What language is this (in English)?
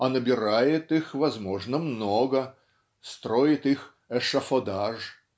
Russian